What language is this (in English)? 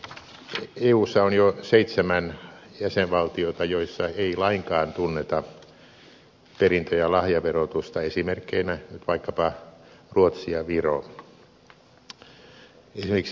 Finnish